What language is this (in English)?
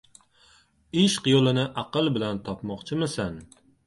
Uzbek